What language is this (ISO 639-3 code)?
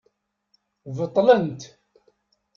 kab